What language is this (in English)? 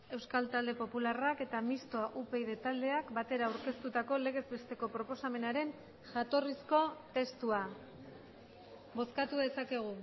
Basque